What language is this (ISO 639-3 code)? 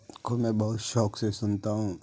urd